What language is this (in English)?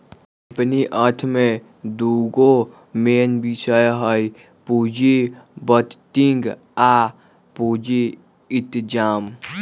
Magahi